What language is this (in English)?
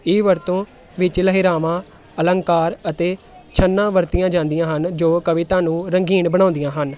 Punjabi